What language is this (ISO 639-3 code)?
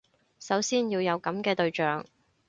yue